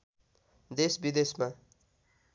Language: Nepali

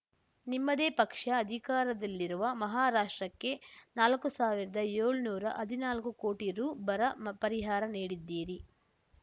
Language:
Kannada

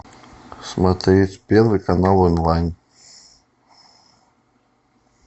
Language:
Russian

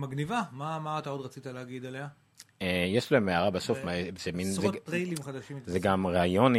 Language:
Hebrew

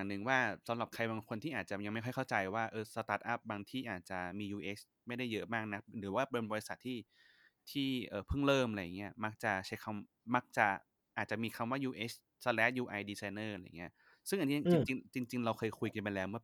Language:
Thai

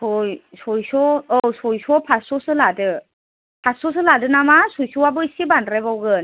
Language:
Bodo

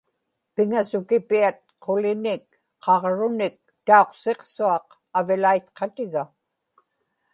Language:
Inupiaq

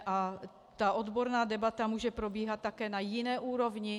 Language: Czech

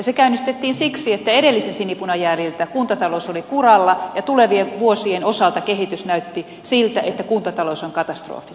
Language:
Finnish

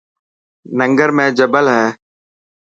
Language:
Dhatki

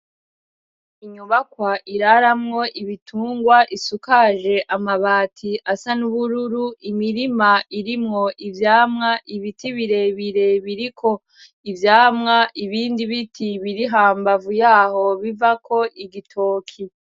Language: Rundi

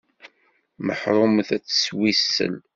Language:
Kabyle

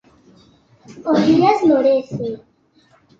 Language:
Galician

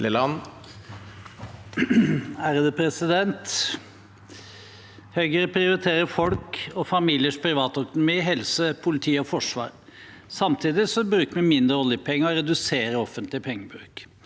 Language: Norwegian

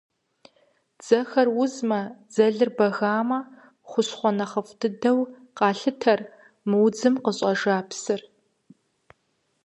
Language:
Kabardian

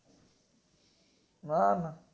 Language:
Gujarati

